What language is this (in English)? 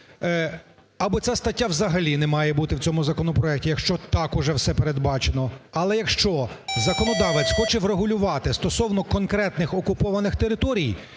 Ukrainian